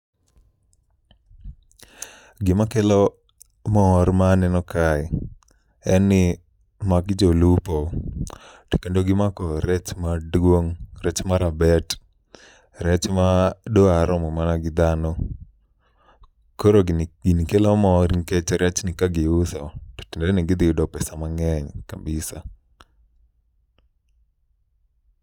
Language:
Luo (Kenya and Tanzania)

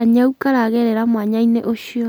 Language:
Kikuyu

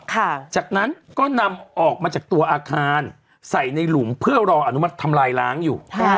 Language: Thai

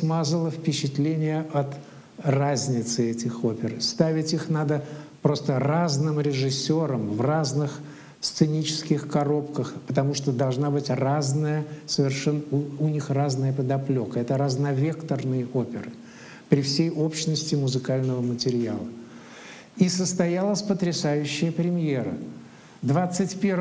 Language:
Russian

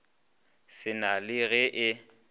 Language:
Northern Sotho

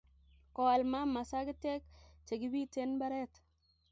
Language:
Kalenjin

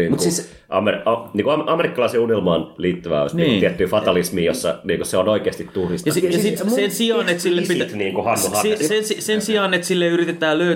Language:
Finnish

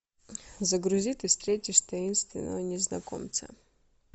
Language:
Russian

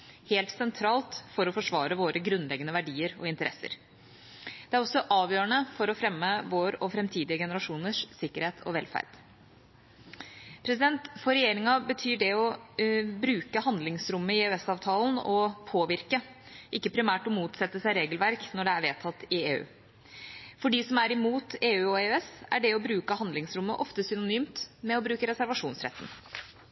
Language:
Norwegian Bokmål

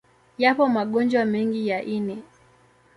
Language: Swahili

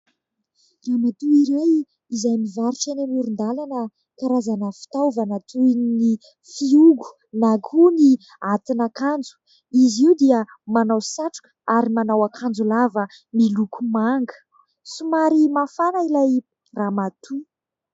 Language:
Malagasy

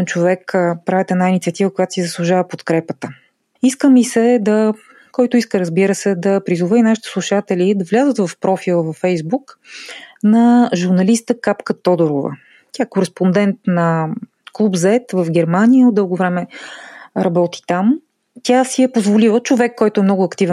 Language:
Bulgarian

